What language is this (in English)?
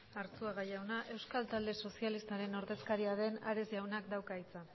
Basque